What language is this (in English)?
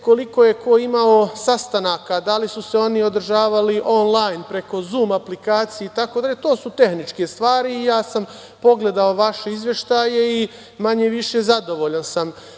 Serbian